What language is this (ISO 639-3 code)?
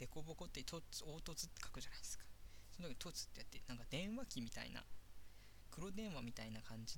jpn